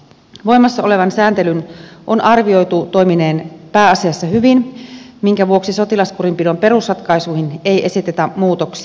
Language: Finnish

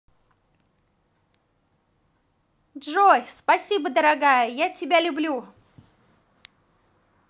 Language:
Russian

